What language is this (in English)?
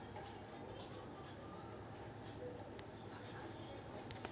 Hindi